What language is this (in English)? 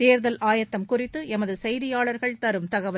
Tamil